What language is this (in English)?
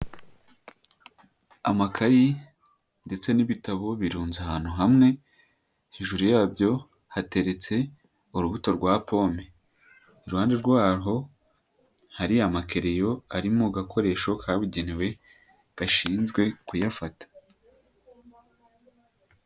Kinyarwanda